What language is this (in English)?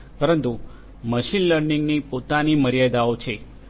Gujarati